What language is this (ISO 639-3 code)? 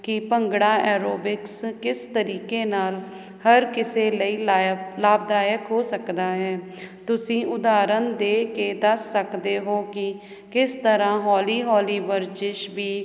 pan